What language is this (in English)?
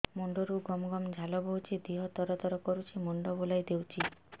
Odia